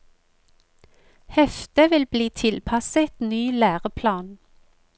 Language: Norwegian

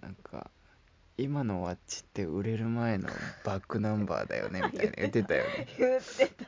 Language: Japanese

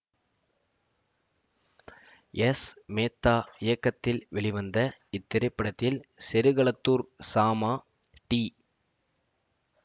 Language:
Tamil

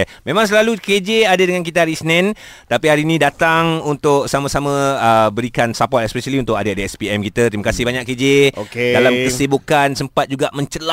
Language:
Malay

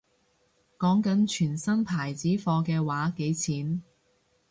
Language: Cantonese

